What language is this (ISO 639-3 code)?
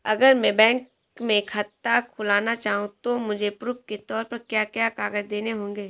hin